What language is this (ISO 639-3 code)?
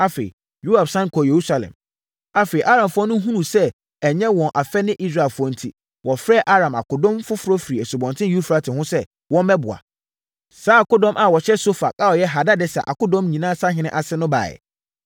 aka